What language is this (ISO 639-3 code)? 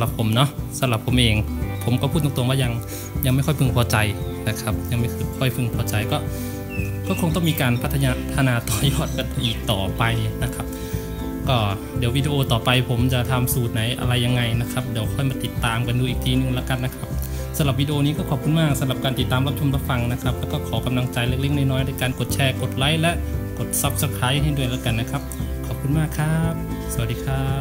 tha